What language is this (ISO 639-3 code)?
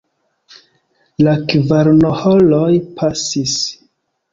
epo